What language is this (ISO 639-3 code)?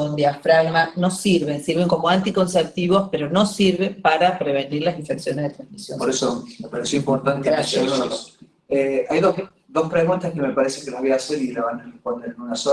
spa